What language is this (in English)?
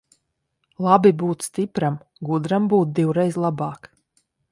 Latvian